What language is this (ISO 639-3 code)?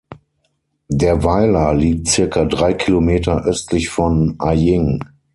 deu